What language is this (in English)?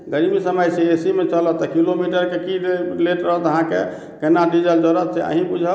Maithili